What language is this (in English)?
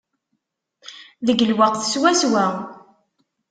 Kabyle